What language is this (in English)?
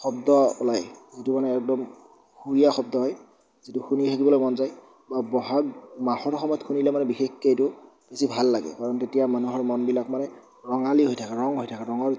Assamese